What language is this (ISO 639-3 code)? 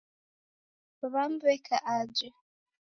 dav